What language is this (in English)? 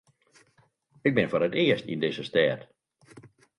Western Frisian